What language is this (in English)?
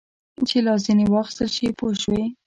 Pashto